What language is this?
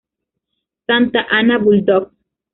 Spanish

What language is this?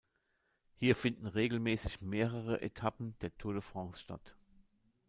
German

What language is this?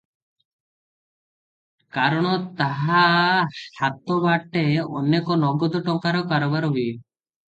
Odia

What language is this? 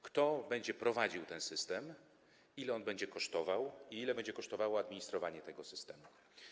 Polish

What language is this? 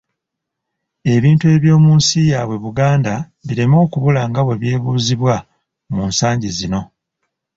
Ganda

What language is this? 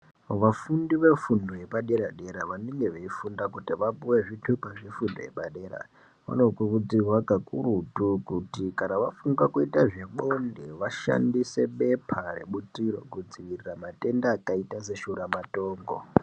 Ndau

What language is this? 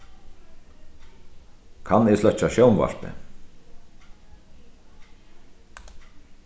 Faroese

